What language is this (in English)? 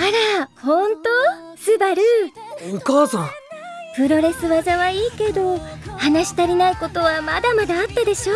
Japanese